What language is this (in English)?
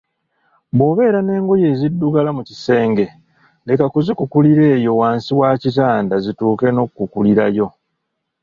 Ganda